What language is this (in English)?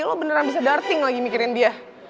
Indonesian